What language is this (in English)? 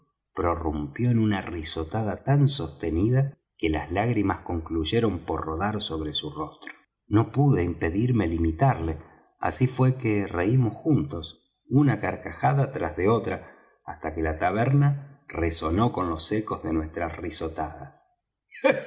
Spanish